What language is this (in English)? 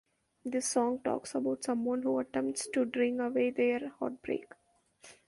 English